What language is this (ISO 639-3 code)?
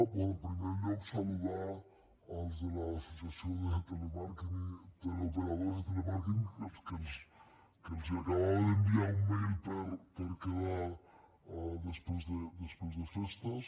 cat